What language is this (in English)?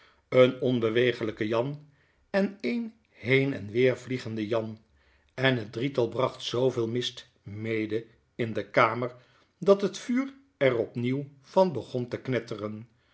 Dutch